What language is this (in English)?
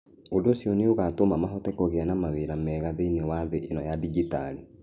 Kikuyu